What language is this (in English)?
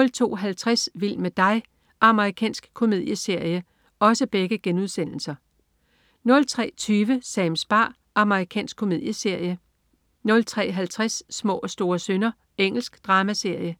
Danish